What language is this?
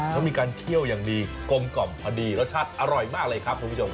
Thai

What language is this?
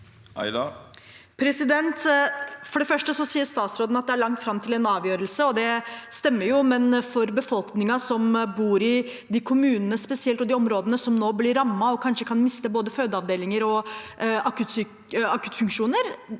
Norwegian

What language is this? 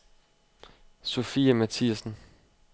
Danish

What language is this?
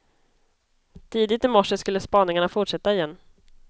Swedish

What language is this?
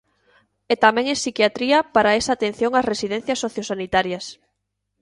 Galician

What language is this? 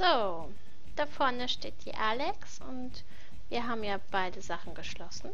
German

